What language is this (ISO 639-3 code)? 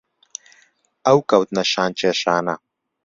ckb